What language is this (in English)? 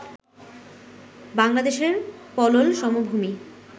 Bangla